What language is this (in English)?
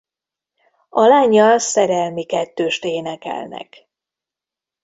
Hungarian